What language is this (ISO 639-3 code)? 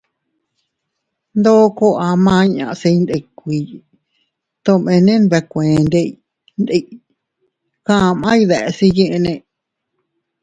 cut